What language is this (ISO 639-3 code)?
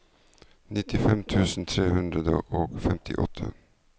nor